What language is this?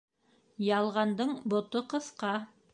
Bashkir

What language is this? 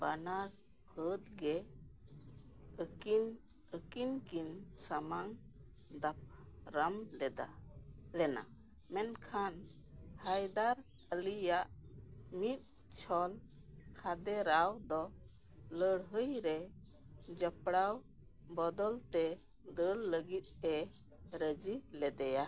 Santali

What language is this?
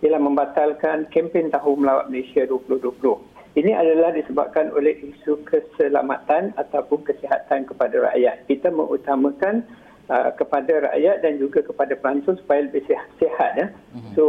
Malay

